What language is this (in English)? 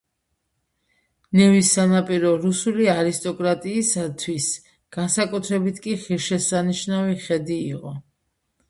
Georgian